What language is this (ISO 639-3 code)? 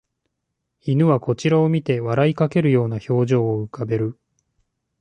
jpn